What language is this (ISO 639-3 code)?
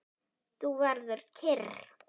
isl